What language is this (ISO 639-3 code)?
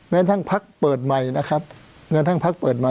tha